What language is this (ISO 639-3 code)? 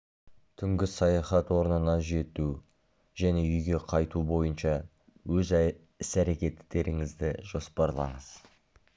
kaz